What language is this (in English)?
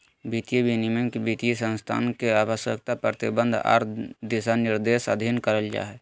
Magahi